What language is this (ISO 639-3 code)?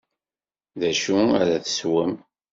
kab